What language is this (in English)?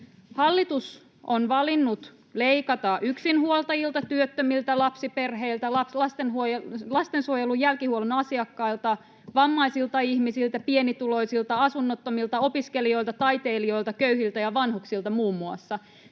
Finnish